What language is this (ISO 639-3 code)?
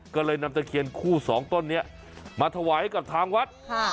tha